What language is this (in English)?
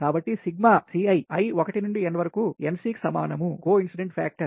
Telugu